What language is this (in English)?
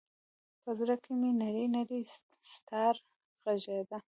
Pashto